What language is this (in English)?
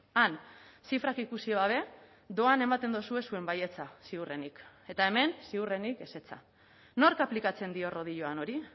Basque